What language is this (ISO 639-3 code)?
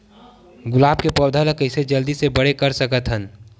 hne